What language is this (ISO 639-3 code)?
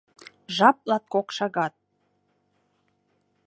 chm